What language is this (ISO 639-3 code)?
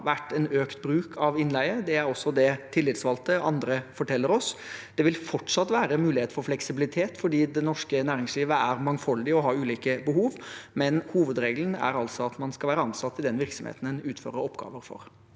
nor